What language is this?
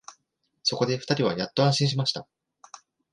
Japanese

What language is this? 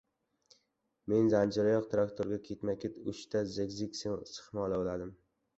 Uzbek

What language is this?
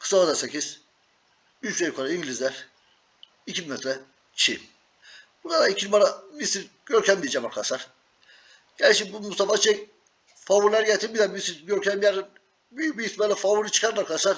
Turkish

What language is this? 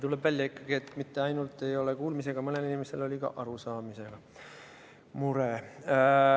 Estonian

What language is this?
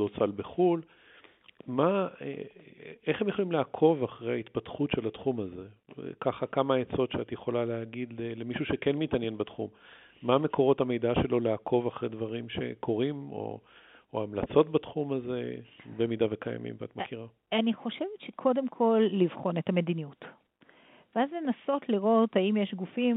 Hebrew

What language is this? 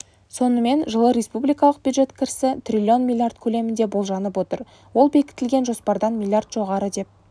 Kazakh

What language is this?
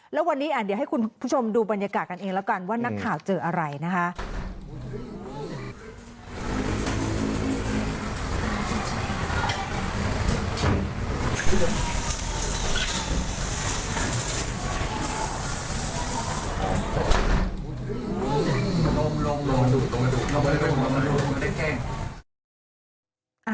Thai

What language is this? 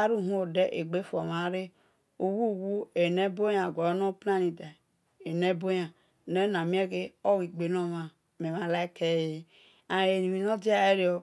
Esan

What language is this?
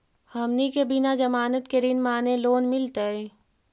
Magahi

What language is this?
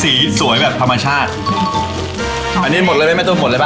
Thai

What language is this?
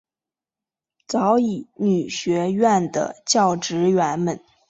Chinese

